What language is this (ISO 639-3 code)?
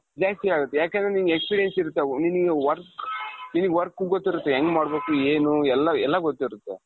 kan